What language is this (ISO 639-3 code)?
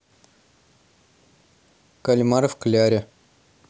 rus